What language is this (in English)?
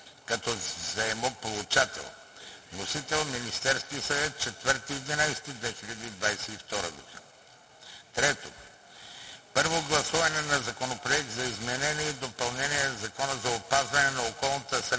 Bulgarian